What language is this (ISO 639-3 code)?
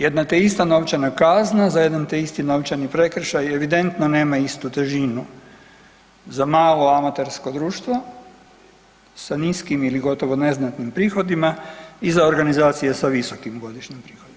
hrv